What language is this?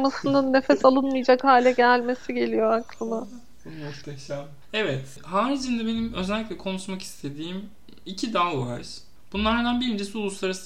Turkish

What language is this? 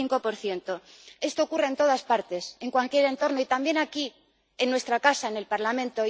Spanish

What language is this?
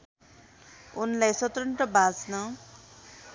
Nepali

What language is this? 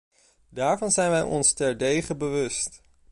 Dutch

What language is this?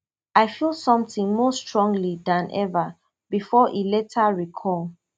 Nigerian Pidgin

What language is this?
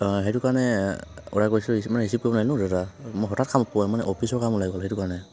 Assamese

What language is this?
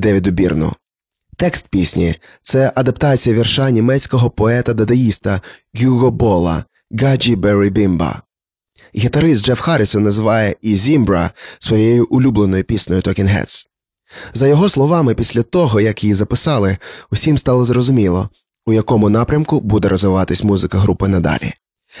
Ukrainian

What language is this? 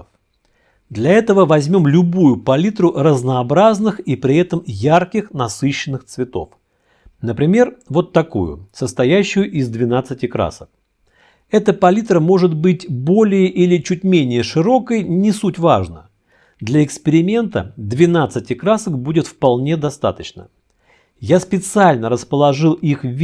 Russian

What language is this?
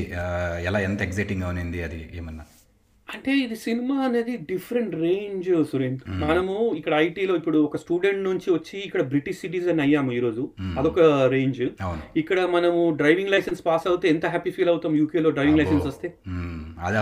Telugu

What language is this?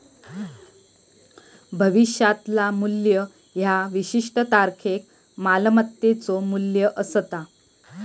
Marathi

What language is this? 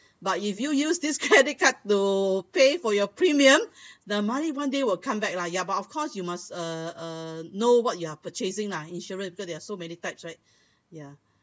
English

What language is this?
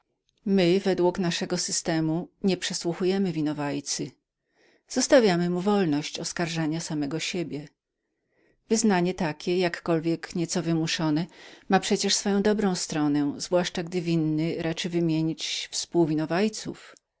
Polish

